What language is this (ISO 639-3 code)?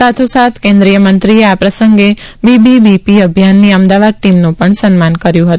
guj